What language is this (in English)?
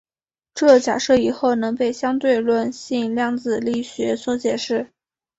Chinese